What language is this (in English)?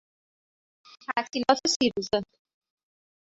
Persian